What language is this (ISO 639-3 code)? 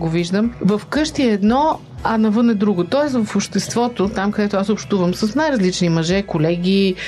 bul